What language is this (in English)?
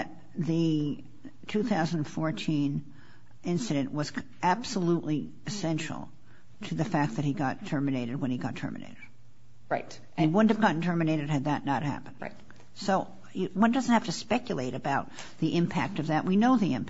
English